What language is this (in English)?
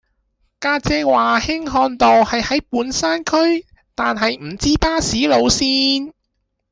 Cantonese